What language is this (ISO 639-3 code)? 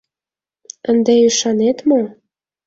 chm